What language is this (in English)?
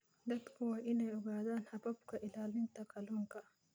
Somali